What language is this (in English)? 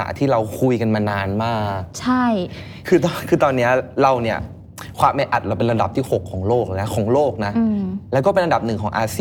Thai